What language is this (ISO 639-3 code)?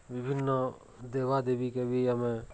ori